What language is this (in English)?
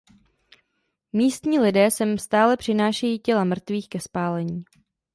Czech